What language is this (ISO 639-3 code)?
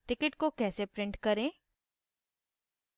hin